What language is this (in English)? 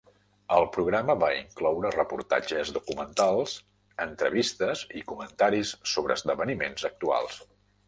Catalan